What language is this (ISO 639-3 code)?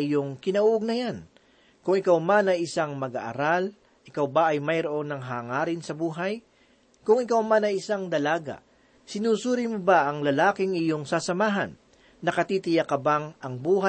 fil